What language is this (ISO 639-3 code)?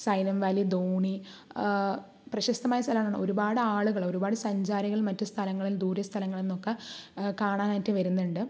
mal